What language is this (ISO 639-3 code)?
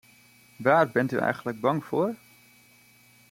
nld